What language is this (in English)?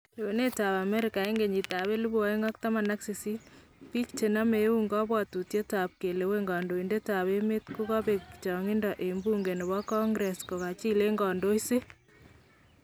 Kalenjin